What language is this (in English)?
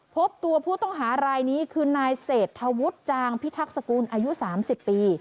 Thai